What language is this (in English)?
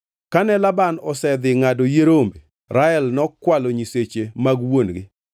Luo (Kenya and Tanzania)